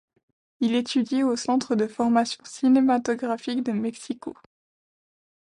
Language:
French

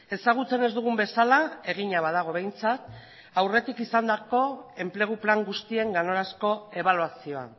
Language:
Basque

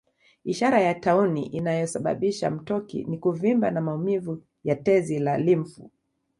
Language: Swahili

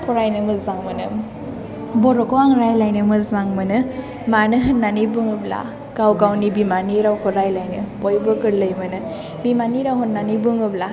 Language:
Bodo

